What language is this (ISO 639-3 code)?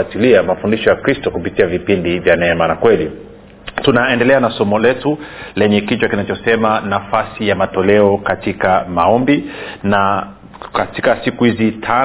swa